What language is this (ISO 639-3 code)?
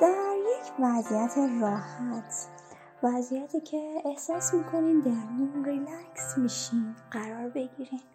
fas